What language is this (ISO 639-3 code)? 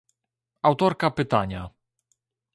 pol